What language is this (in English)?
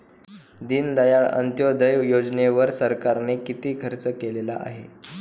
Marathi